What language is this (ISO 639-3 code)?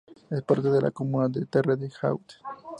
spa